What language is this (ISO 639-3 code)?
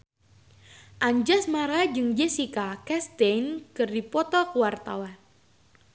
sun